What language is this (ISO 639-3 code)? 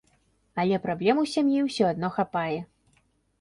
bel